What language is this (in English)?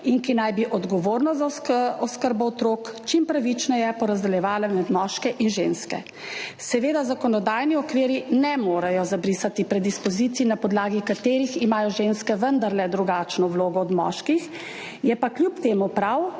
Slovenian